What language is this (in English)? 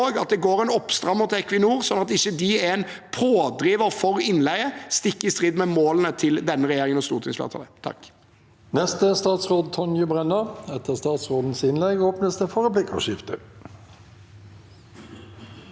Norwegian